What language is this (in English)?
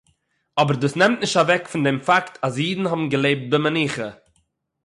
Yiddish